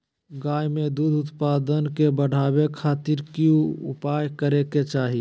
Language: Magahi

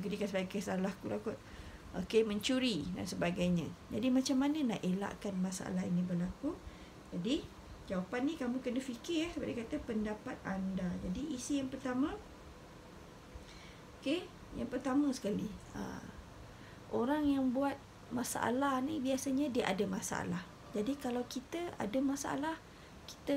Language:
Malay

